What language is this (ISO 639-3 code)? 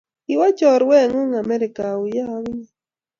kln